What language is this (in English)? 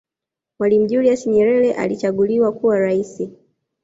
Swahili